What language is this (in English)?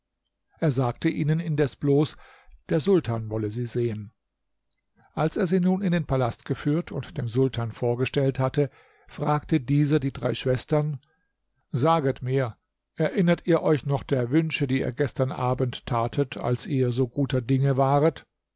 German